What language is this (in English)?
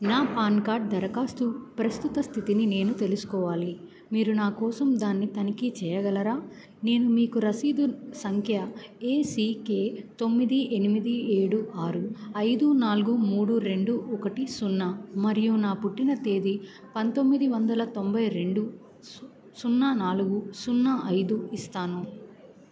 Telugu